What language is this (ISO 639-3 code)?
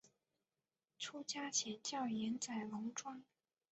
zho